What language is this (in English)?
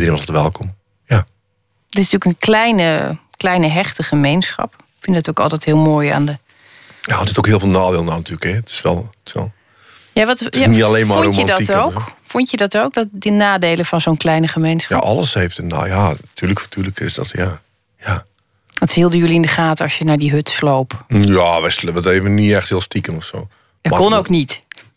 Dutch